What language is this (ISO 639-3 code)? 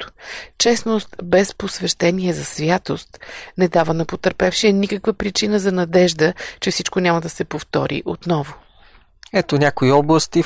bul